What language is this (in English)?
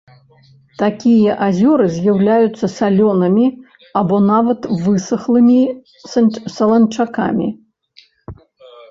Belarusian